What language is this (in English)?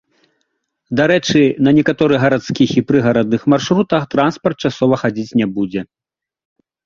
Belarusian